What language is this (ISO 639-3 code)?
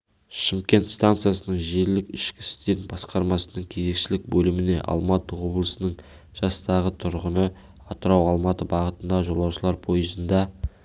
kaz